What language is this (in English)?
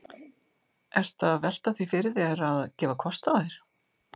Icelandic